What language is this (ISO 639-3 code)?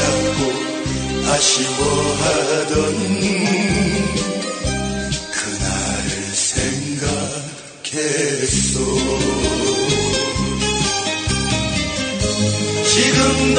tur